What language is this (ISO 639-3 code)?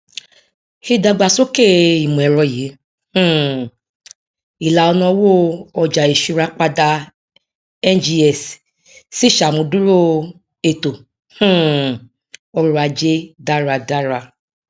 yor